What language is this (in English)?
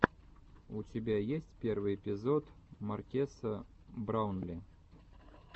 Russian